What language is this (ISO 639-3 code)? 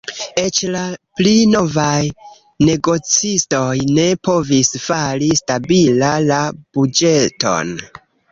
epo